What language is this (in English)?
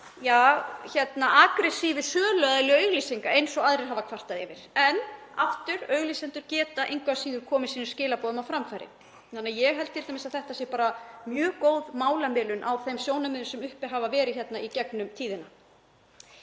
Icelandic